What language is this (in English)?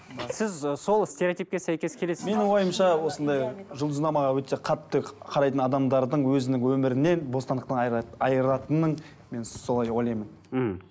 Kazakh